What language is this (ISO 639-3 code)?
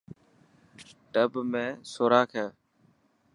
mki